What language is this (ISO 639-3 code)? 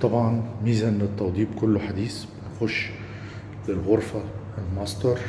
ara